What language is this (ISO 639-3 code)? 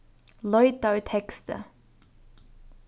fao